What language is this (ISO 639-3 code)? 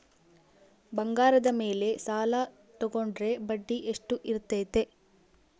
kan